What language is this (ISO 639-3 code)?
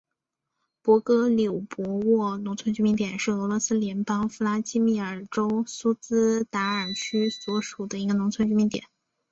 zho